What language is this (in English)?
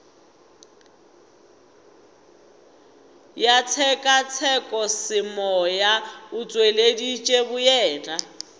Northern Sotho